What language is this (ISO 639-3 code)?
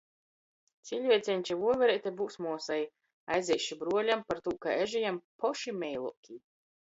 ltg